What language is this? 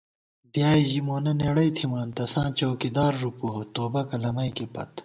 Gawar-Bati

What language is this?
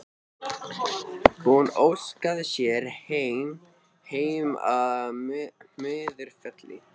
Icelandic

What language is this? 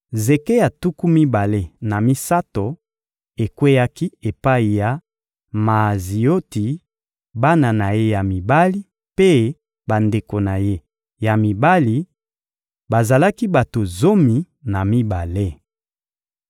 Lingala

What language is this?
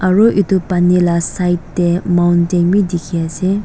Naga Pidgin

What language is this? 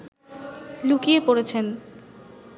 Bangla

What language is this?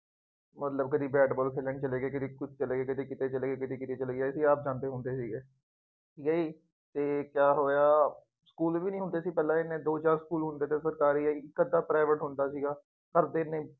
Punjabi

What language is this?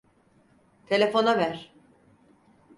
Turkish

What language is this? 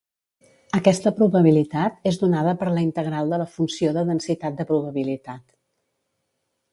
Catalan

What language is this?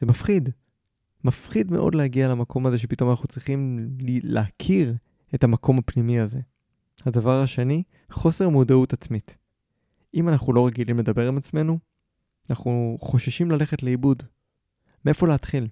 Hebrew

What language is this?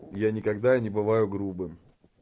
Russian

